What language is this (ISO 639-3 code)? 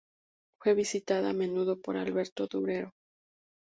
spa